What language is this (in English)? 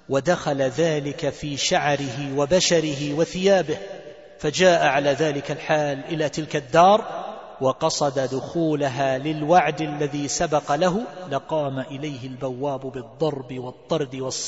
Arabic